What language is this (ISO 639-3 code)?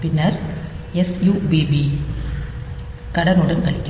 tam